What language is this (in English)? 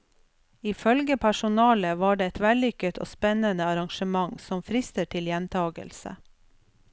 Norwegian